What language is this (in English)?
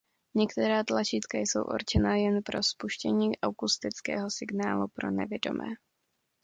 Czech